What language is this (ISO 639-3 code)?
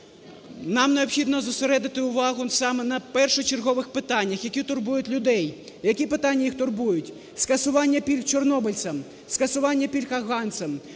ukr